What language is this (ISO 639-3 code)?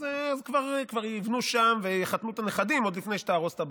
heb